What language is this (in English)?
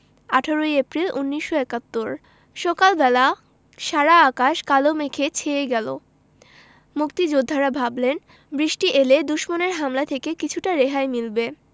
Bangla